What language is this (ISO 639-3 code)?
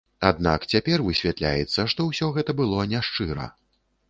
bel